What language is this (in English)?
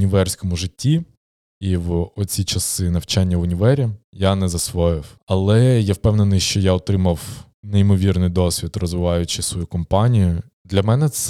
Ukrainian